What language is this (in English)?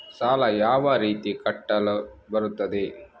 Kannada